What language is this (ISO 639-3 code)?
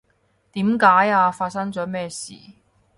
yue